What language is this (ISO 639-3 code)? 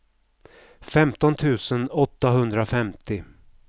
swe